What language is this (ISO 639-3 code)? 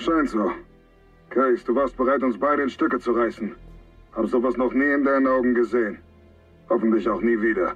deu